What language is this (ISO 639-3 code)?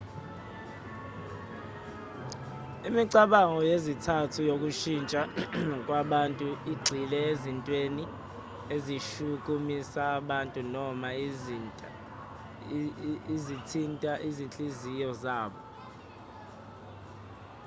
zul